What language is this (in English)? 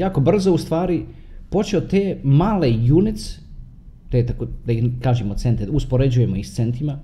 Croatian